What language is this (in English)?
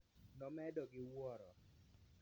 Luo (Kenya and Tanzania)